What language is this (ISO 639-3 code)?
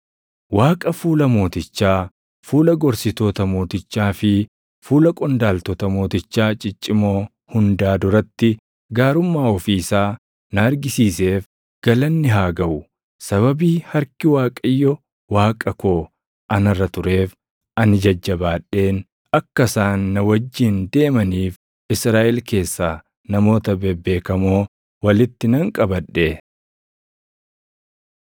orm